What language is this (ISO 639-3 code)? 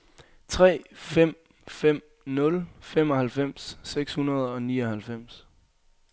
dan